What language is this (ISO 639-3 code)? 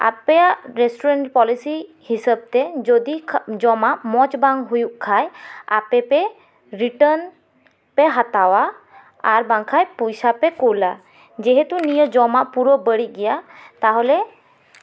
sat